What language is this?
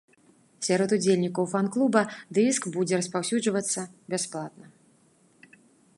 Belarusian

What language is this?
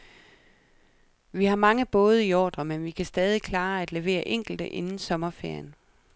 Danish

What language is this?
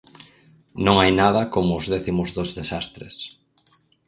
Galician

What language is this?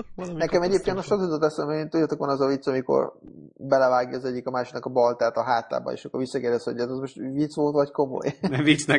Hungarian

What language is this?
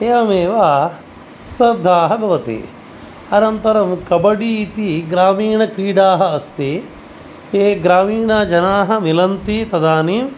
Sanskrit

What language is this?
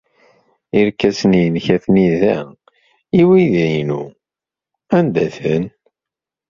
Kabyle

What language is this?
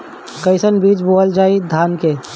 Bhojpuri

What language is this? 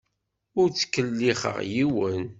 Kabyle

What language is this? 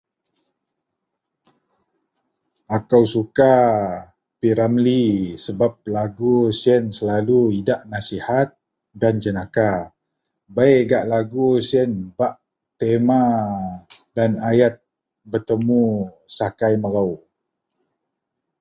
Central Melanau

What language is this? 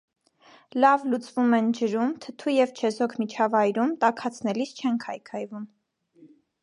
Armenian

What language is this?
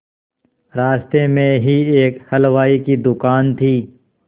Hindi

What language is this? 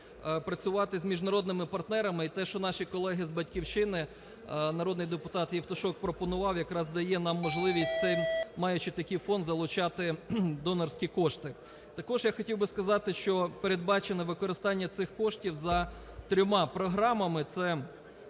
Ukrainian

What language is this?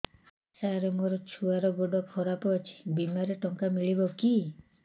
Odia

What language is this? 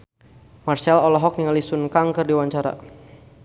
Sundanese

